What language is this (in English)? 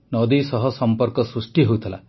Odia